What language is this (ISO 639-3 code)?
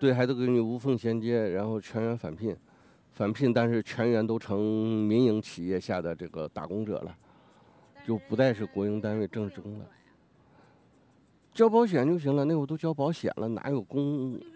zho